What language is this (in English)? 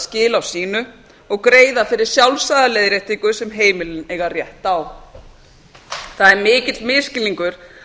Icelandic